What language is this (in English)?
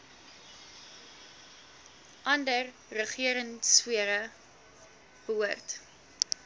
Afrikaans